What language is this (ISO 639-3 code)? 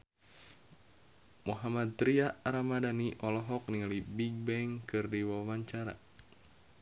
sun